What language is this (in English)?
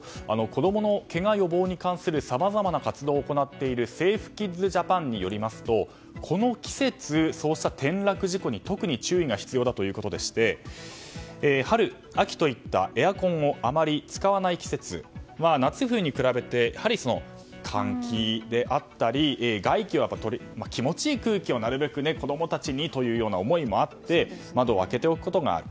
Japanese